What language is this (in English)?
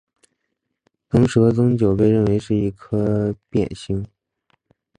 Chinese